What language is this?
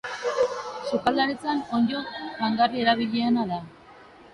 Basque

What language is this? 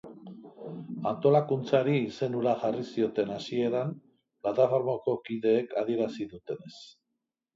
Basque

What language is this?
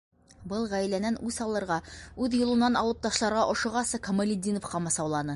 Bashkir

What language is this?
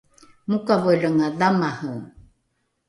Rukai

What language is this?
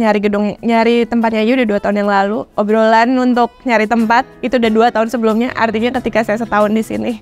Indonesian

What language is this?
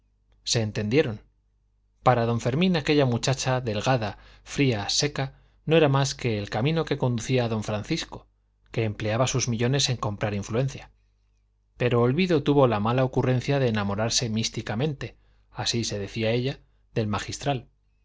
Spanish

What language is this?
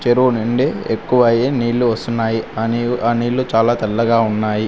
Telugu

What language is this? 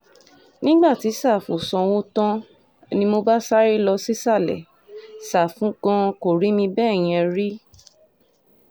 Yoruba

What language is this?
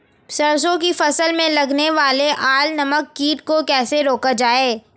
Hindi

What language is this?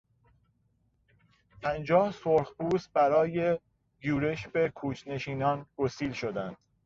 Persian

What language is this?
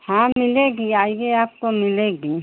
Hindi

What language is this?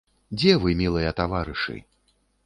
Belarusian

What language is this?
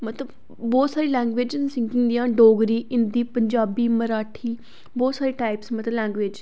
Dogri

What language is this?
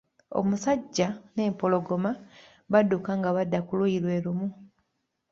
Ganda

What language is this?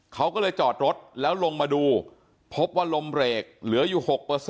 Thai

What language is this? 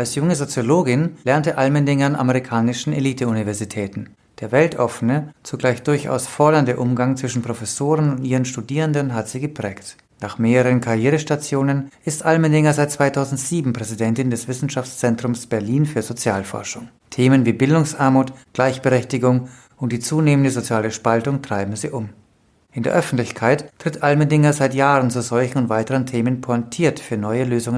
German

